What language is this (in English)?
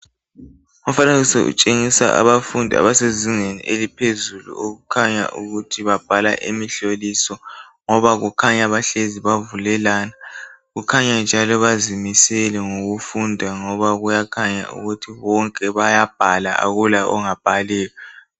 North Ndebele